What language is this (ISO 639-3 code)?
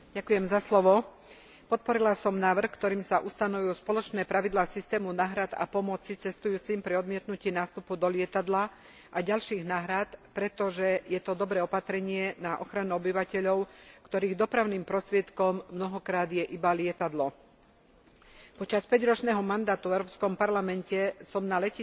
slk